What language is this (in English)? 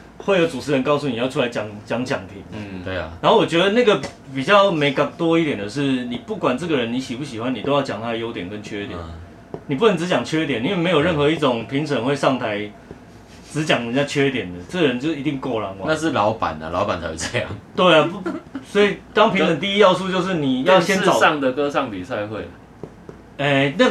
Chinese